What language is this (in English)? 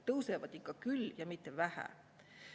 Estonian